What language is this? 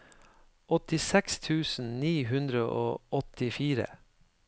Norwegian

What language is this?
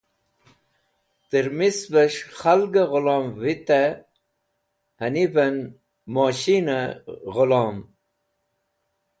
Wakhi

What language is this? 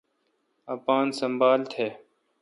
Kalkoti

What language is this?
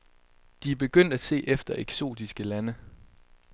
Danish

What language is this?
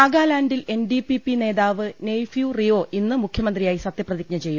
Malayalam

